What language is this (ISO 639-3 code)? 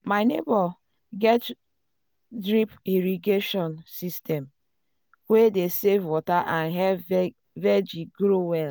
pcm